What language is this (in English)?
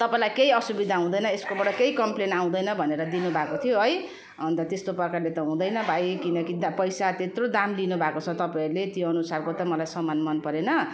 Nepali